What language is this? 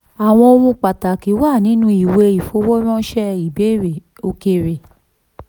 Yoruba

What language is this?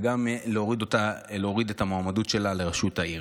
Hebrew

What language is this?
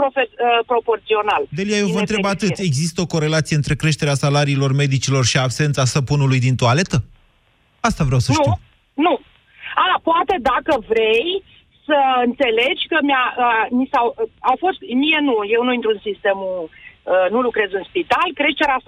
Romanian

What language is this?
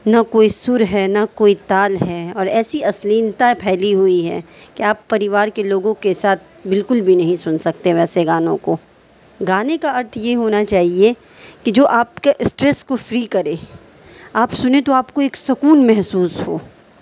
Urdu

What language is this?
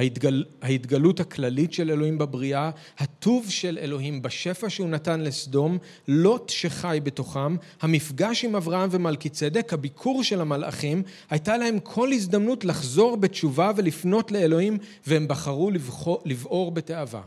Hebrew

